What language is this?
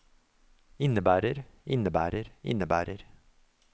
Norwegian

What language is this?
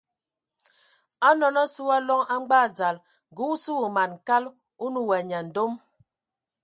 Ewondo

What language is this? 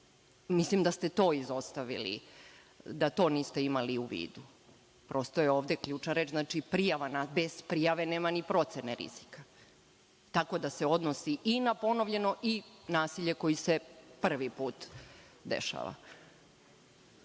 Serbian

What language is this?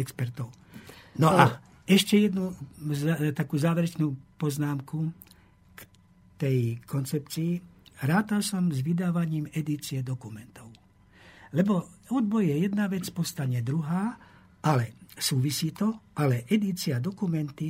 Slovak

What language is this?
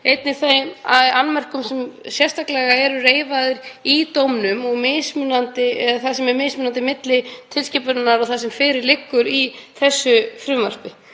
Icelandic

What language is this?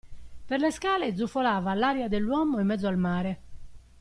Italian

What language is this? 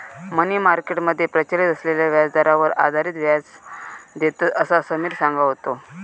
Marathi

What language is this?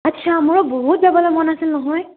Assamese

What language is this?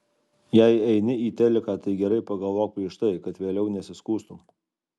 Lithuanian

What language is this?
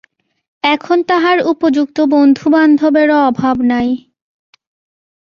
Bangla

